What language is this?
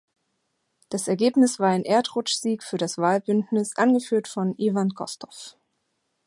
German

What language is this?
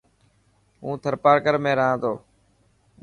Dhatki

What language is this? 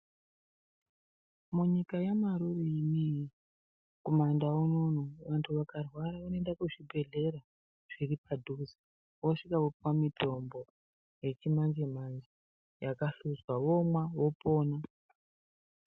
Ndau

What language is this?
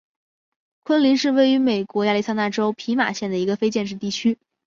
Chinese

